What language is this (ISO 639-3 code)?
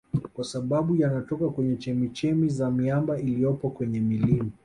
swa